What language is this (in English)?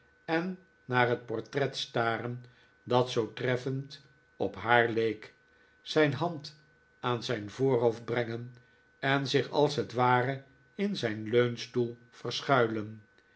Dutch